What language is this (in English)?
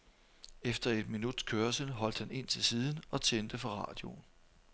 Danish